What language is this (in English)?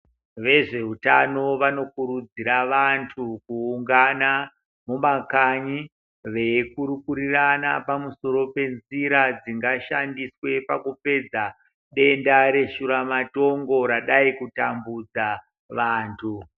Ndau